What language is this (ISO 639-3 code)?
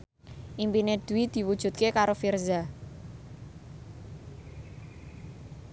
jav